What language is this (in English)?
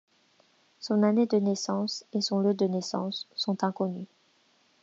French